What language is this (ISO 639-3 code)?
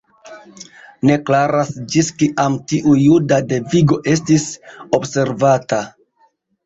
epo